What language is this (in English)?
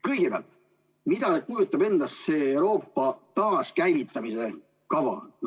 Estonian